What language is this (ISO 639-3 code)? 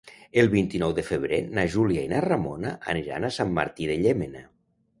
cat